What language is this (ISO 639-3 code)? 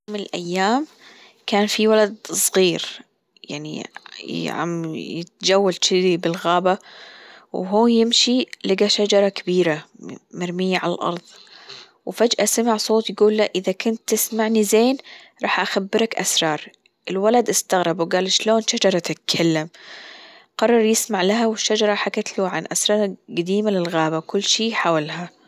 afb